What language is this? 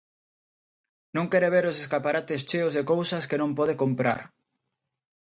Galician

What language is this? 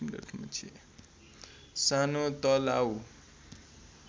Nepali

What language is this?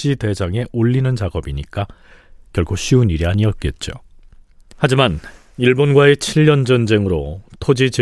Korean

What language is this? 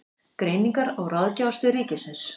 Icelandic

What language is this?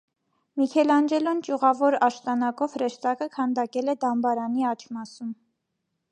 Armenian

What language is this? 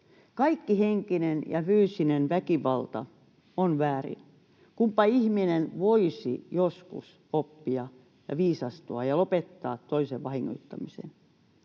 Finnish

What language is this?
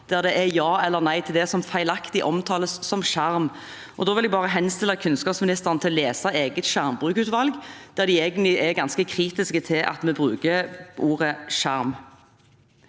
Norwegian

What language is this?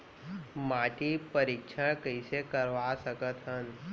Chhattisgarhi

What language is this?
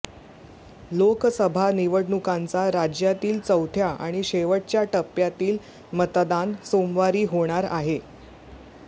Marathi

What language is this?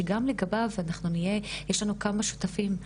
Hebrew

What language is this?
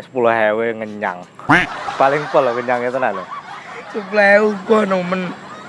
Indonesian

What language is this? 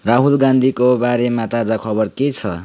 Nepali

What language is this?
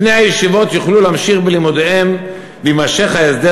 Hebrew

